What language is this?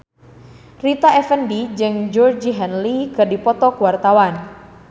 Sundanese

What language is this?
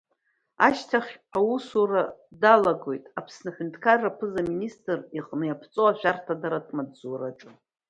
Abkhazian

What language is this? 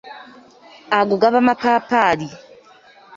Ganda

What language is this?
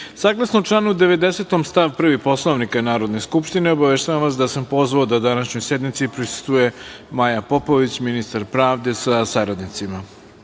Serbian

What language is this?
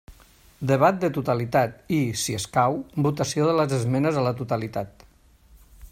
Catalan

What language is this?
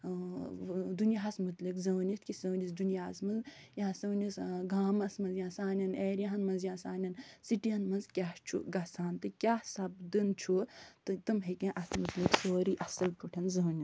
Kashmiri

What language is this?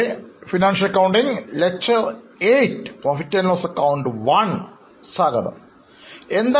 Malayalam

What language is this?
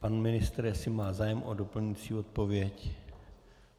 Czech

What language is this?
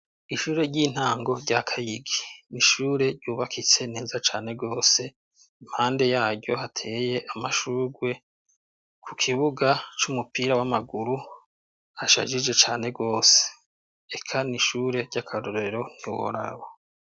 Rundi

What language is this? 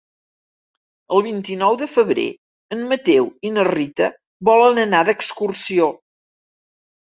Catalan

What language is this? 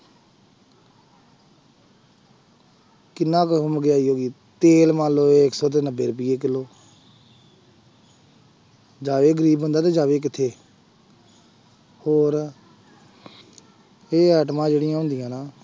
Punjabi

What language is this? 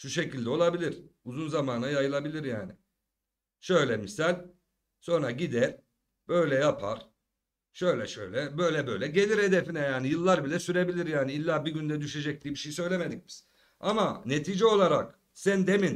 Turkish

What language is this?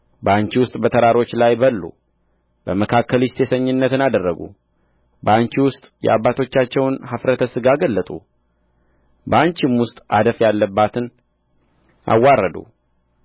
Amharic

